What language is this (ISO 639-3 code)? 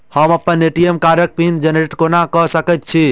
mai